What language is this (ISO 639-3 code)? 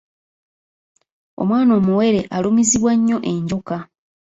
lug